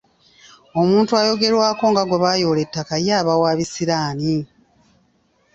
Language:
Ganda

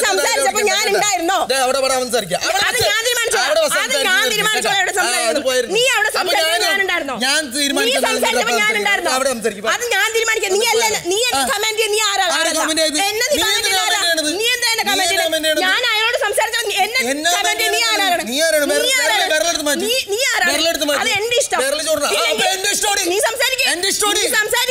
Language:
Malayalam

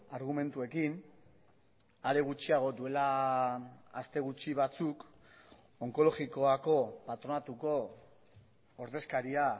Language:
Basque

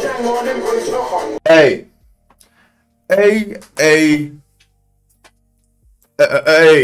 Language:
Persian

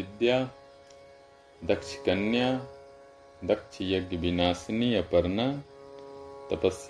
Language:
Hindi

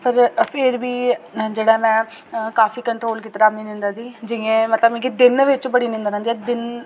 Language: Dogri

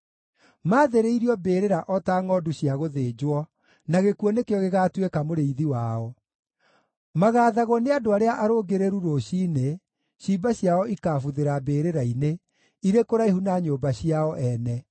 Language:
Kikuyu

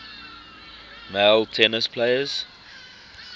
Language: English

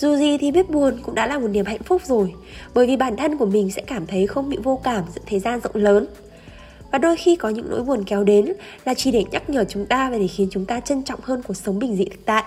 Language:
Vietnamese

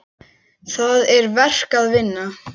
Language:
Icelandic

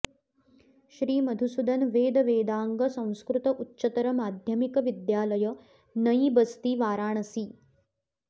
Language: Sanskrit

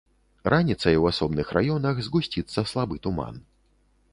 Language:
Belarusian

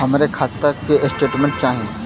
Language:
Bhojpuri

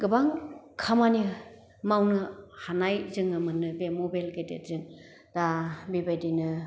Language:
Bodo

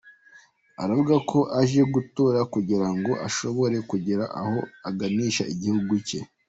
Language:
Kinyarwanda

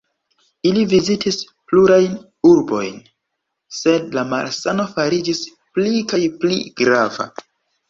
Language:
Esperanto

